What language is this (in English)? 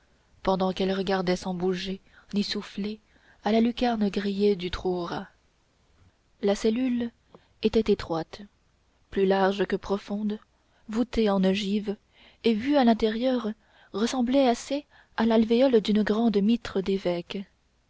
French